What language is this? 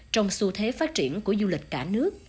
Vietnamese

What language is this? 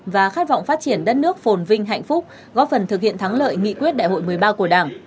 Vietnamese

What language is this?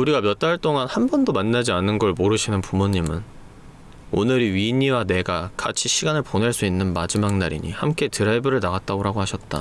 Korean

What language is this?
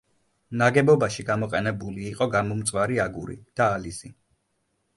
Georgian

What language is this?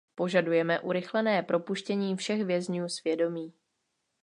Czech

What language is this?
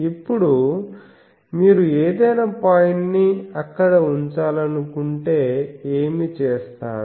Telugu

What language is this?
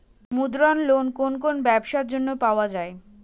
Bangla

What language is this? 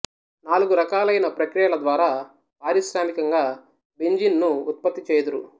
Telugu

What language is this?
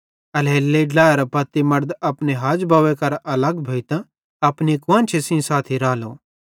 Bhadrawahi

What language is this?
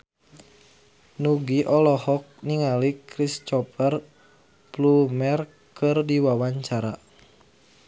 Sundanese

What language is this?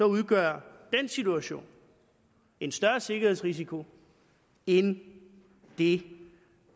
Danish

